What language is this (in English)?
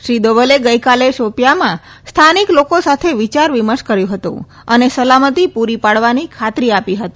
Gujarati